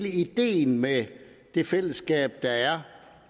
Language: Danish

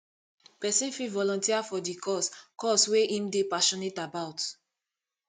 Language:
Nigerian Pidgin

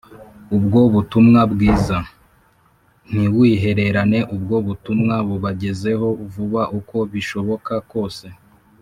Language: Kinyarwanda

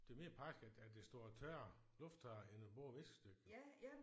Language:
Danish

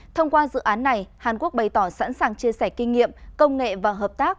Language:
Vietnamese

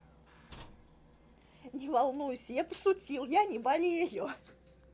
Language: Russian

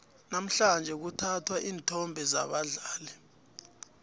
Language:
South Ndebele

